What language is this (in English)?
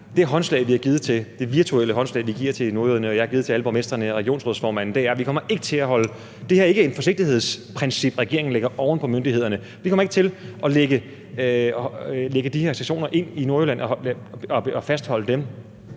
Danish